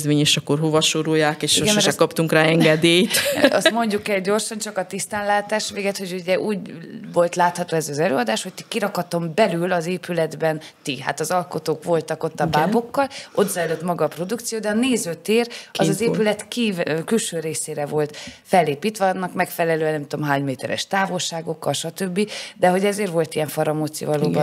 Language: Hungarian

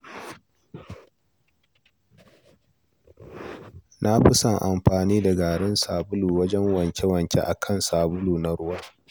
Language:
Hausa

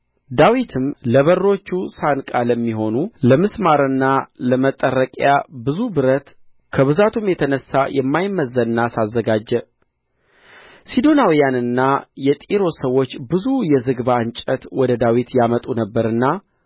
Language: Amharic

